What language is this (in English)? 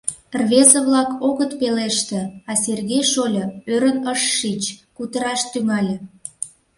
Mari